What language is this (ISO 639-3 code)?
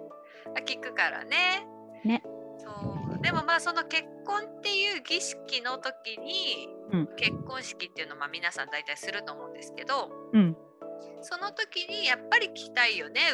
jpn